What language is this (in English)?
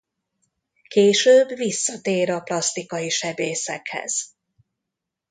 Hungarian